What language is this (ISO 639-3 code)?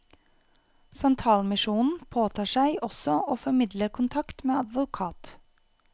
nor